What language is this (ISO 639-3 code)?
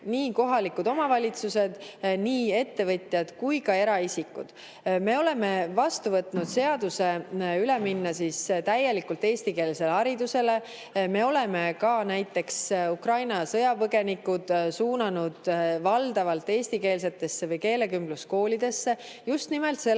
est